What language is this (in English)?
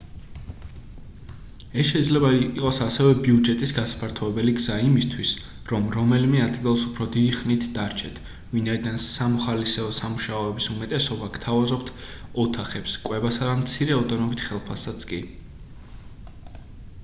Georgian